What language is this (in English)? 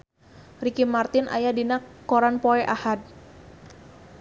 Sundanese